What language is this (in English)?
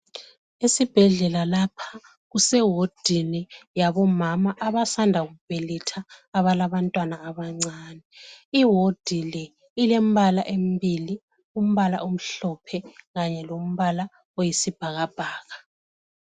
North Ndebele